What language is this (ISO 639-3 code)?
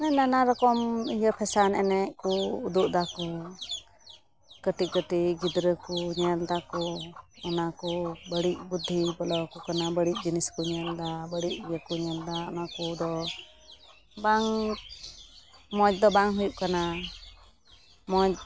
sat